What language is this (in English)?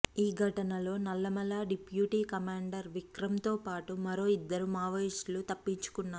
Telugu